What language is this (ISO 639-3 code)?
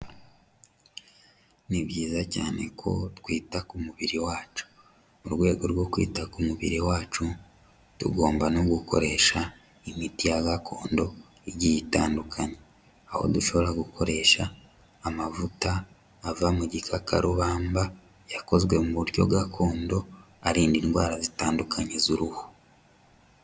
kin